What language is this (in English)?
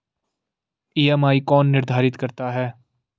Hindi